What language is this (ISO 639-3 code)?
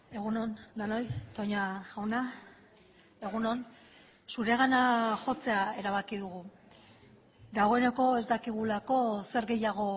eus